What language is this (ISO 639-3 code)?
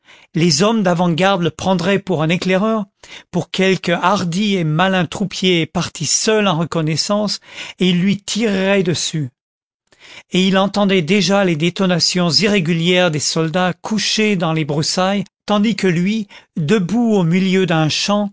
fra